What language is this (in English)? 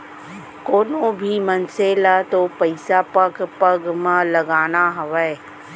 Chhattisgarhi